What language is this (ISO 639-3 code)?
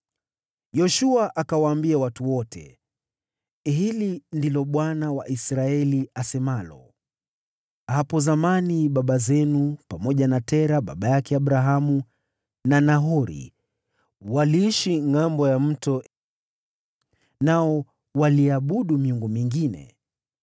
swa